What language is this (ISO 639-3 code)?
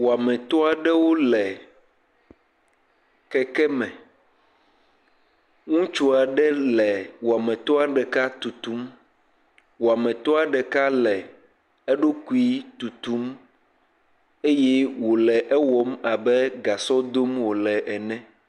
ewe